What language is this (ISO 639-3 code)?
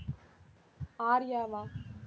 tam